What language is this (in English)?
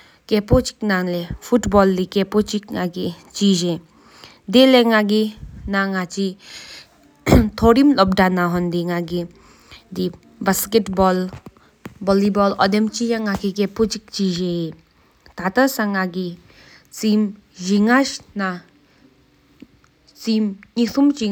Sikkimese